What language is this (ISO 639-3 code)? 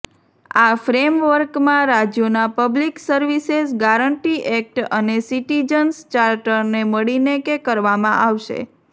guj